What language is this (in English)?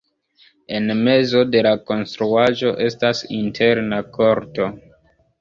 Esperanto